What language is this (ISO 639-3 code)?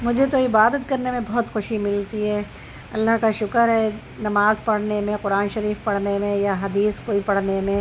urd